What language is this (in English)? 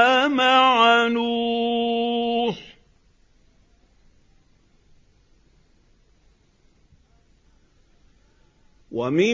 Arabic